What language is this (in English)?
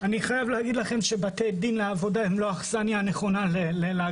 Hebrew